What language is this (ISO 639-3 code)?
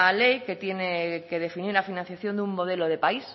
spa